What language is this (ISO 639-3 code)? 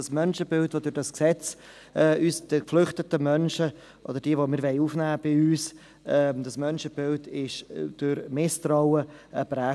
gsw